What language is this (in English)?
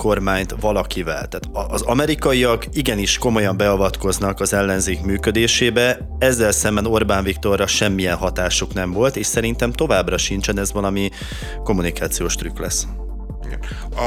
Hungarian